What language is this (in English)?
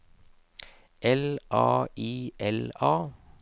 Norwegian